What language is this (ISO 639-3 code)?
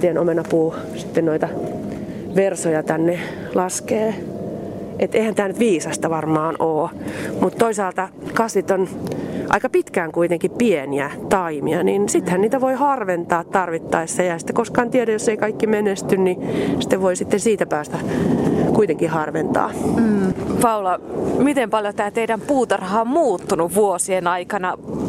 fin